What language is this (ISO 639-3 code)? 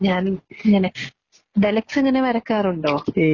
mal